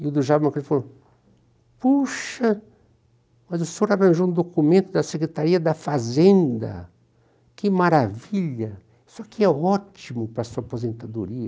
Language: Portuguese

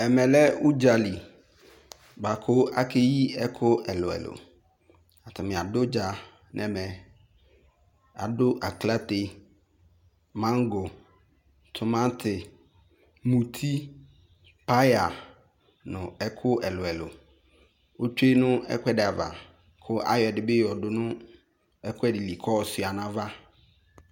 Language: Ikposo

